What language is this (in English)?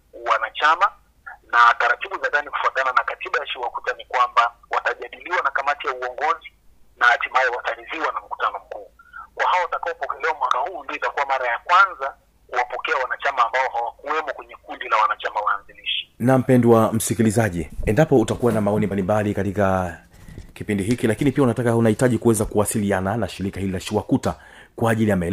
Swahili